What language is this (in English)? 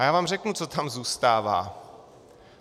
Czech